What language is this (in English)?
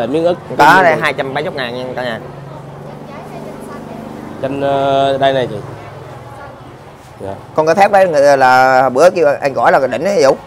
Vietnamese